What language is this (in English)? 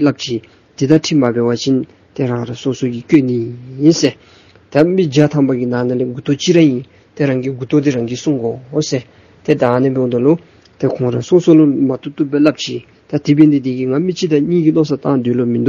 Romanian